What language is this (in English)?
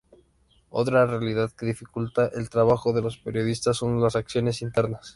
Spanish